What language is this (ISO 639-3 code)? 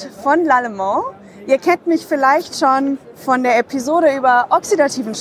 deu